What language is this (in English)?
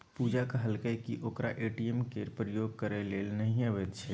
Maithili